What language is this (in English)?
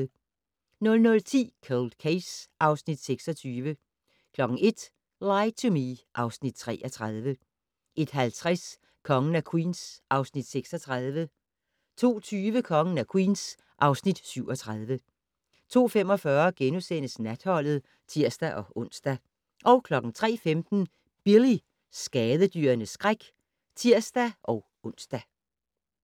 Danish